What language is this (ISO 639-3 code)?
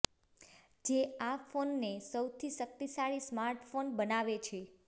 guj